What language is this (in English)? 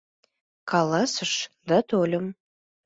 Mari